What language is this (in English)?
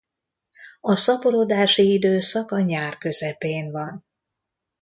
Hungarian